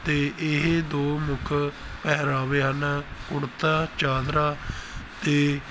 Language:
Punjabi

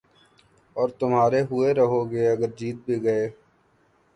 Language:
Urdu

